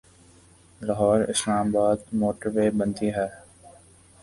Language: Urdu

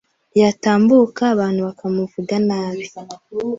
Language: Kinyarwanda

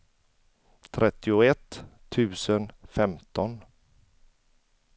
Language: Swedish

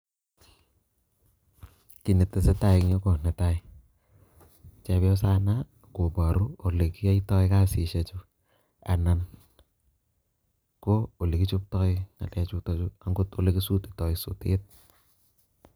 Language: Kalenjin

